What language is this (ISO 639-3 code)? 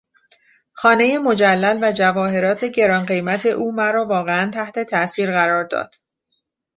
fas